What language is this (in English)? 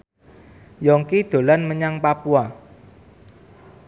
Javanese